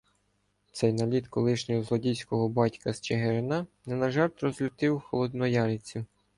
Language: Ukrainian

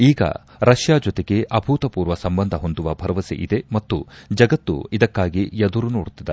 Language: Kannada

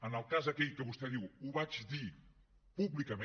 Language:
Catalan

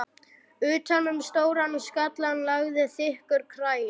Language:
Icelandic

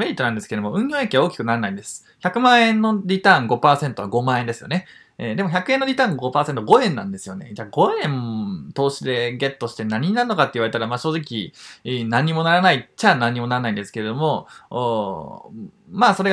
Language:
Japanese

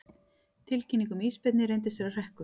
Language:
Icelandic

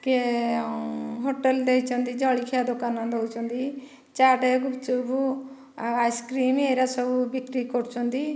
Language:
Odia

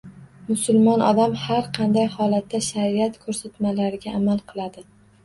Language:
Uzbek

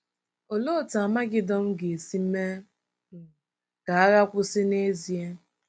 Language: Igbo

